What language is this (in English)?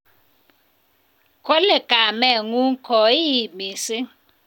Kalenjin